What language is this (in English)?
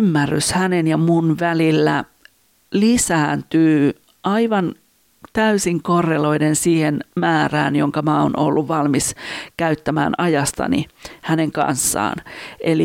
Finnish